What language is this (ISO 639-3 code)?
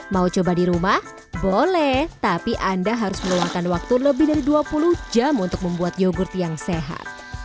ind